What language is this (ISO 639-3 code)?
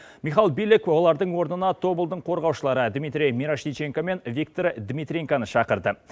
kaz